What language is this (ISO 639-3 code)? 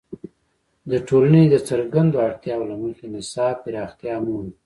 pus